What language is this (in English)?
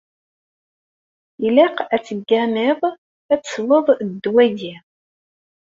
Kabyle